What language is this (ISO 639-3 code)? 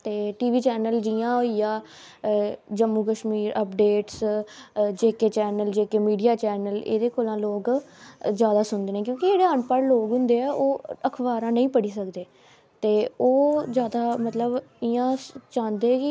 doi